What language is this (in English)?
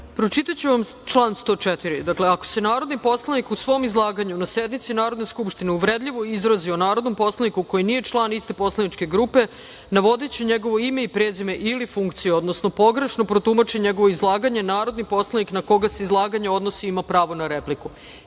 Serbian